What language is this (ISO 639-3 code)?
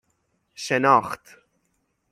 fas